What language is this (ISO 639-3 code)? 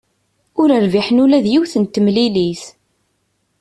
kab